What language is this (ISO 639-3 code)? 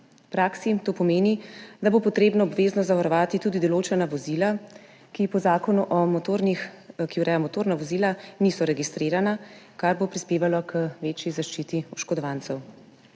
slv